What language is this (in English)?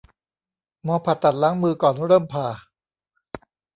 Thai